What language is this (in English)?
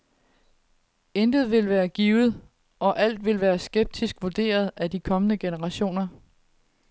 Danish